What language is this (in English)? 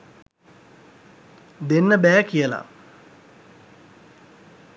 Sinhala